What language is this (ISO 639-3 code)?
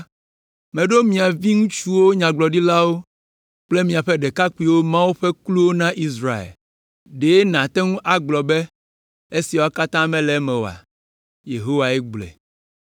ewe